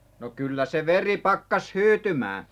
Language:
Finnish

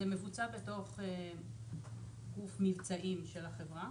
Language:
Hebrew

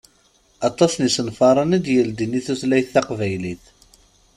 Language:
Kabyle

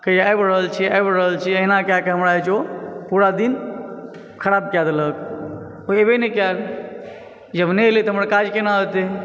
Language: Maithili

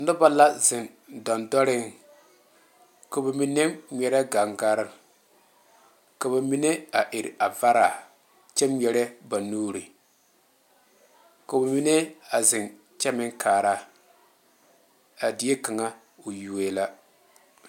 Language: Southern Dagaare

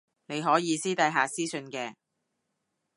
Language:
Cantonese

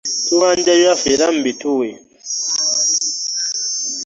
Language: Ganda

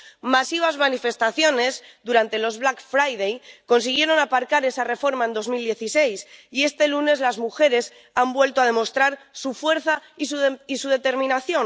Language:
Spanish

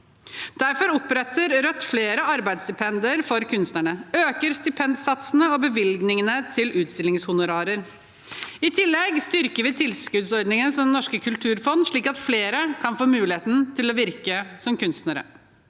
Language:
Norwegian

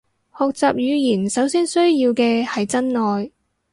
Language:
Cantonese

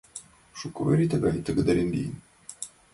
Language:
Mari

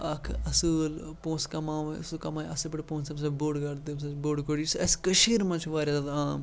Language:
Kashmiri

